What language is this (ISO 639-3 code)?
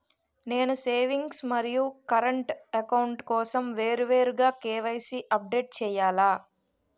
tel